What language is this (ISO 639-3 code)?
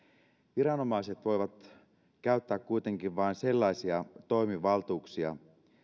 fin